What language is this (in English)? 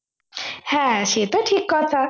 Bangla